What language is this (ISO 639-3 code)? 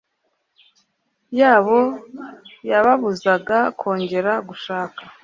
kin